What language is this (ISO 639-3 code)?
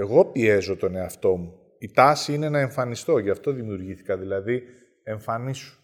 ell